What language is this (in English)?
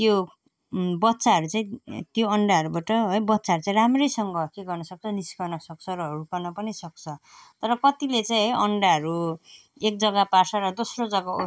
Nepali